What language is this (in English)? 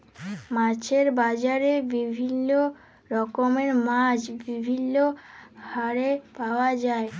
Bangla